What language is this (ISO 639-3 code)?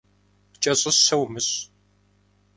kbd